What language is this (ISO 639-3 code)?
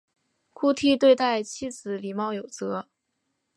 zho